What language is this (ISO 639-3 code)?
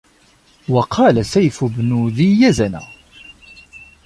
ara